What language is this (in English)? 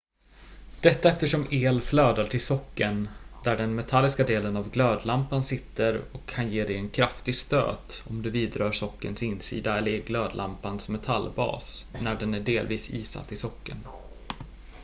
Swedish